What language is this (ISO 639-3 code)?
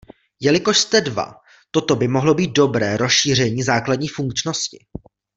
ces